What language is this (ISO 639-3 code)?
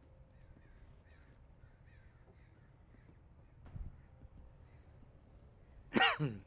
tur